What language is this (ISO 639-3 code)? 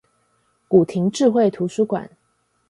zho